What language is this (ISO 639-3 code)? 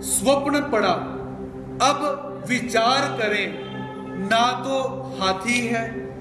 hin